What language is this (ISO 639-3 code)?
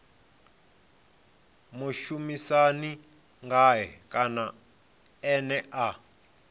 ven